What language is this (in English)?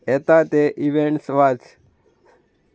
Konkani